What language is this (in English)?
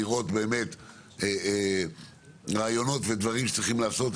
Hebrew